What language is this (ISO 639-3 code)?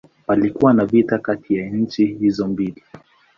swa